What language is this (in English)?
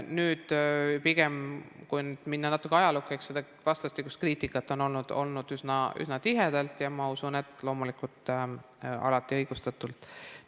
Estonian